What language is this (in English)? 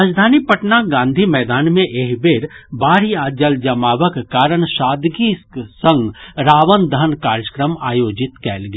Maithili